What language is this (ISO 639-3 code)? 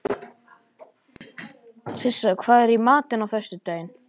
isl